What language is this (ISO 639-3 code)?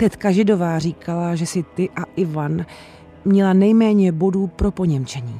ces